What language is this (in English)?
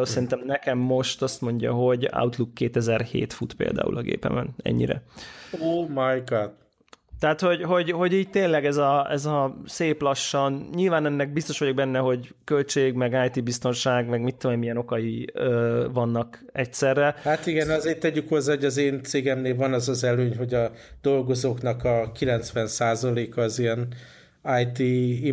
Hungarian